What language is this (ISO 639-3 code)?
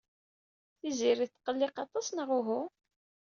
kab